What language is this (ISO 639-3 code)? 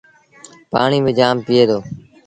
sbn